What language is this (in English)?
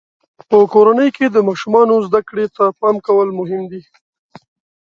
Pashto